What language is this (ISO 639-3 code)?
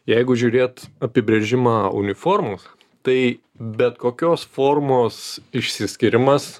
lit